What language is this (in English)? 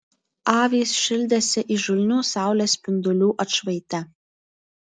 Lithuanian